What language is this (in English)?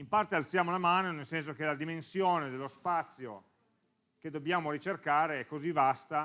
Italian